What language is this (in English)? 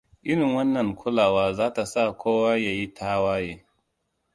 Hausa